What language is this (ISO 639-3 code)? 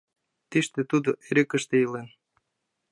chm